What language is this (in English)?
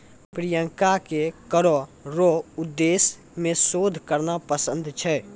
Maithili